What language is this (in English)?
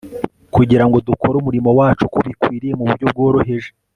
Kinyarwanda